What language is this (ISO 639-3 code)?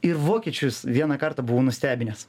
lit